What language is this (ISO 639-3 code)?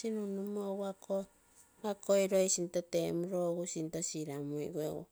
buo